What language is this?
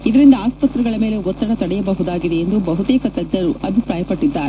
Kannada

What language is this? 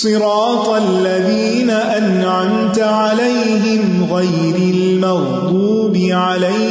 Urdu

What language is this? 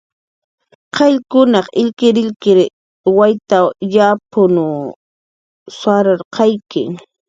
Jaqaru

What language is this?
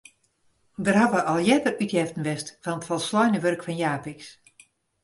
Western Frisian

